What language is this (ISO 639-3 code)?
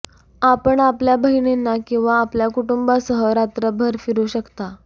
mar